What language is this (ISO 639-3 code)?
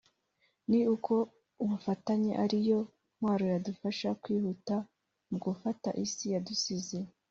kin